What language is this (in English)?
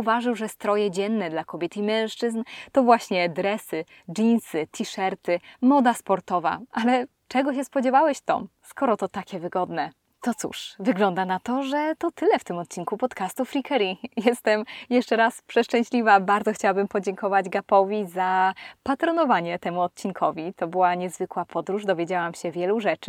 Polish